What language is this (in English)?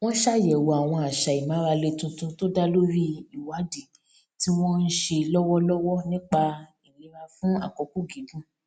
Yoruba